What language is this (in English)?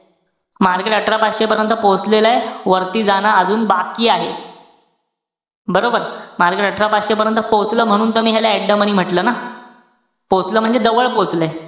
Marathi